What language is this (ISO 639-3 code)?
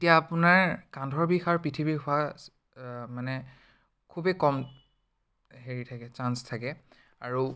asm